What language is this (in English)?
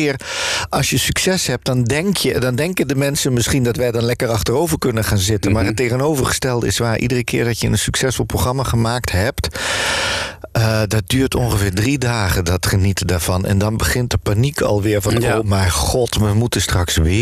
Dutch